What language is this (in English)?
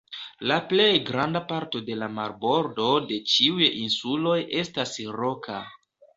Esperanto